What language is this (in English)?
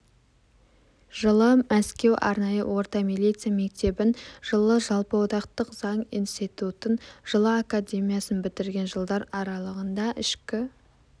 Kazakh